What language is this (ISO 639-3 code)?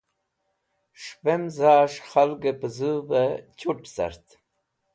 wbl